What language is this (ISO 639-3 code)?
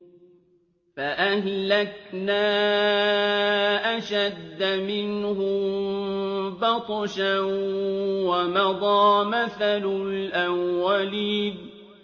ara